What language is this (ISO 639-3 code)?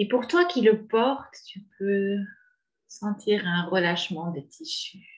fra